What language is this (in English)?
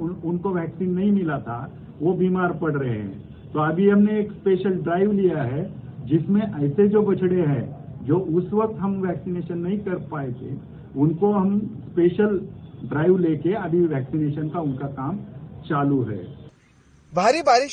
Hindi